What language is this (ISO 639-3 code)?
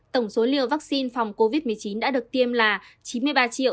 vie